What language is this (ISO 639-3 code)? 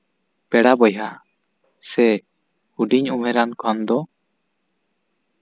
sat